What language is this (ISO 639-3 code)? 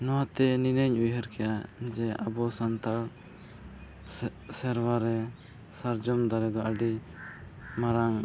sat